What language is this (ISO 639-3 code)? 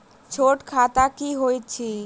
mai